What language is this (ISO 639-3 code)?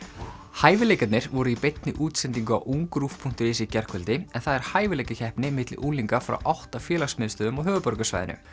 isl